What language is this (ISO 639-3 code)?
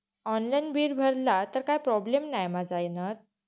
mar